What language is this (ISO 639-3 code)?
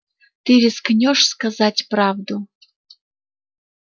rus